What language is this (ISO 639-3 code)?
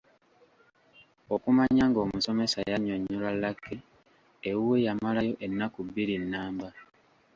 lug